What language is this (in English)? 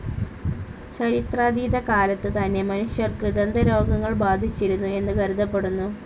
Malayalam